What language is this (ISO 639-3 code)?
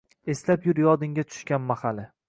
uzb